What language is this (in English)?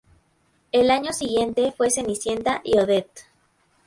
Spanish